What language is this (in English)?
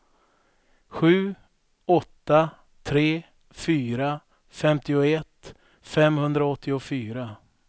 Swedish